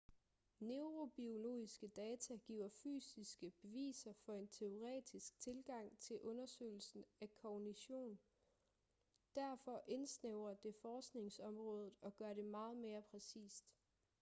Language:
Danish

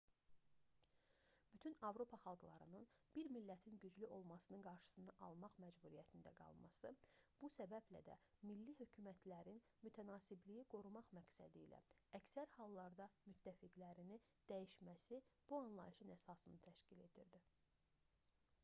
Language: Azerbaijani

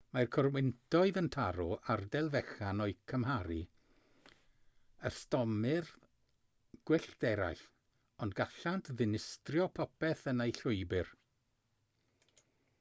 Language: Welsh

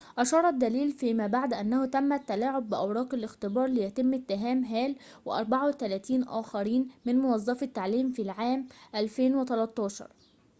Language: Arabic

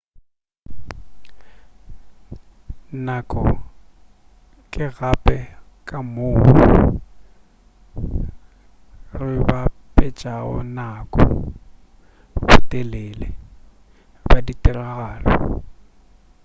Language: Northern Sotho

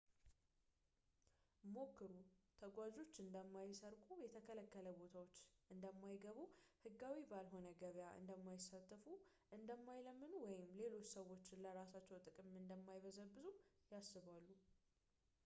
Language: Amharic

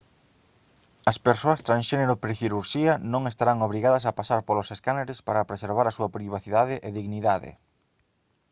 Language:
Galician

